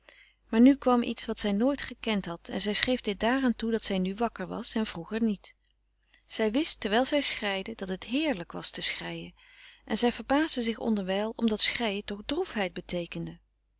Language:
Dutch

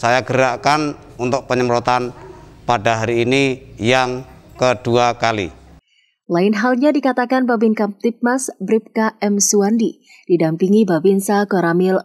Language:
Indonesian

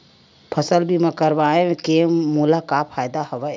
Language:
Chhattisgarhi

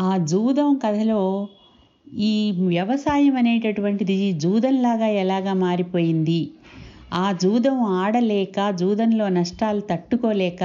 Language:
Telugu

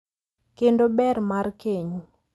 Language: Luo (Kenya and Tanzania)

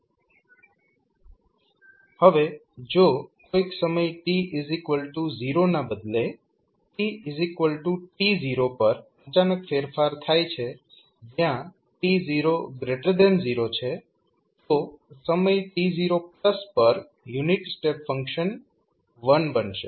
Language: Gujarati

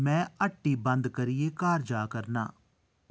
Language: Dogri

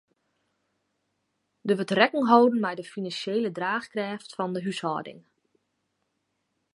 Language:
Western Frisian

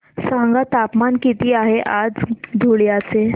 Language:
Marathi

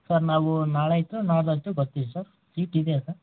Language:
Kannada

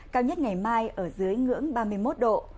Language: Vietnamese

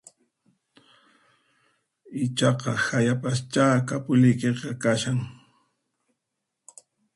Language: Puno Quechua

